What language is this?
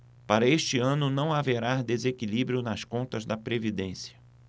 Portuguese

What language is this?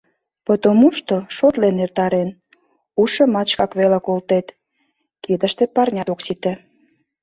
Mari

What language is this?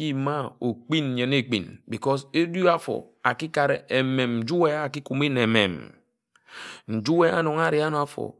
Ejagham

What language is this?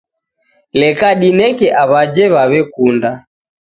Taita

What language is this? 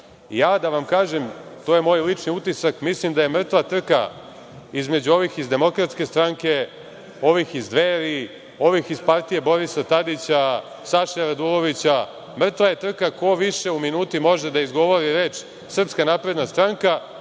Serbian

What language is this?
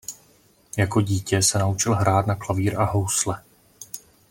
Czech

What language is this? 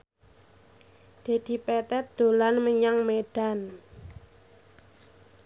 Javanese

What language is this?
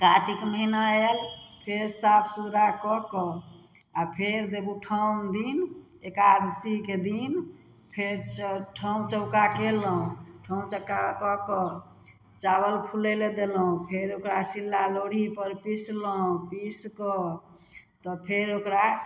Maithili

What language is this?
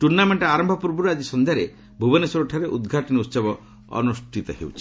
Odia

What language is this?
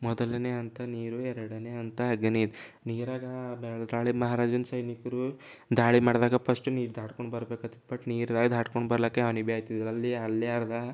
Kannada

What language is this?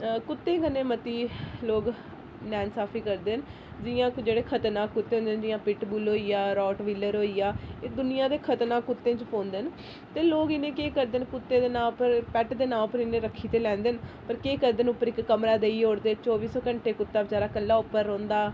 Dogri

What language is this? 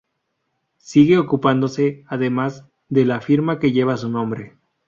Spanish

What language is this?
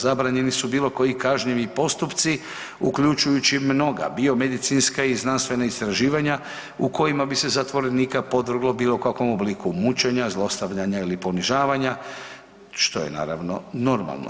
Croatian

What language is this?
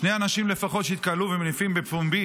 Hebrew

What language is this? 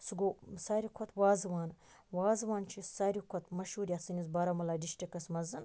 Kashmiri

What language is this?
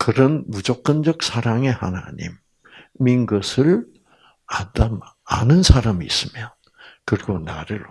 Korean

